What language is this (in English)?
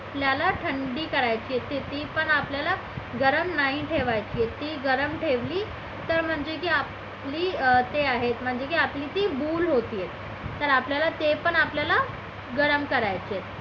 Marathi